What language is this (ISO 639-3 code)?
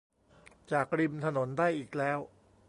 tha